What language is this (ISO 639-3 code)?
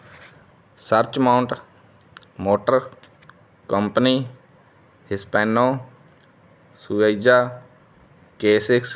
pan